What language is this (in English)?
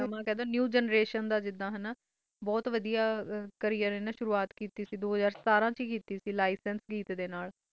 Punjabi